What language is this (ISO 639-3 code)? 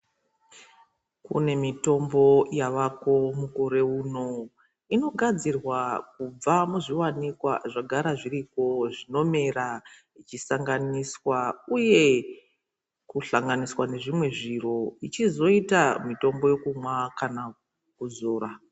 ndc